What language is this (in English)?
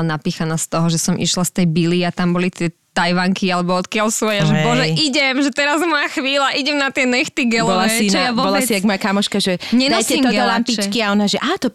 Slovak